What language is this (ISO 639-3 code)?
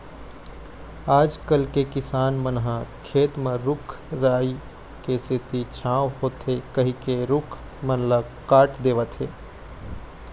hne